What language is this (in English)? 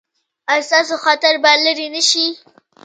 Pashto